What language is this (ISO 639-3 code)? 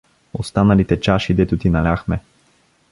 bul